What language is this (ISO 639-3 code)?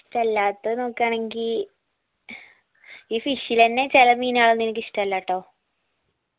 mal